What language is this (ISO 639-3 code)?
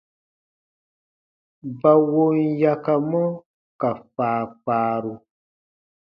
bba